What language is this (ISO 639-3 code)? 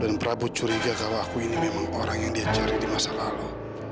ind